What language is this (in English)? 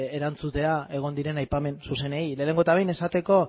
Basque